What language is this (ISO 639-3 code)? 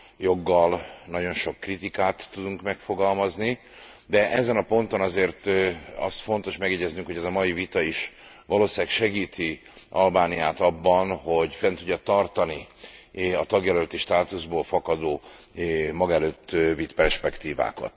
hun